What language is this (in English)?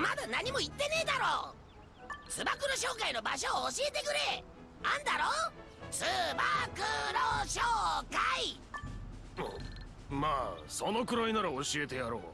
Japanese